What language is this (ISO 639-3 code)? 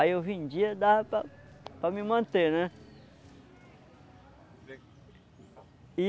por